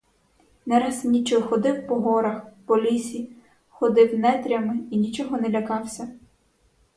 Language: Ukrainian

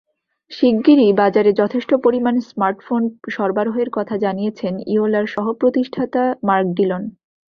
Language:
Bangla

